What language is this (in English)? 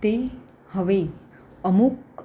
Gujarati